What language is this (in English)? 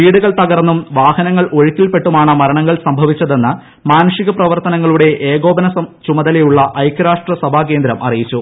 Malayalam